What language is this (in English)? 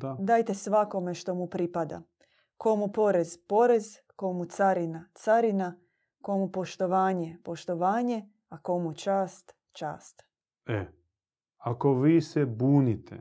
Croatian